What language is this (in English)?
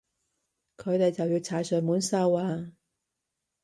Cantonese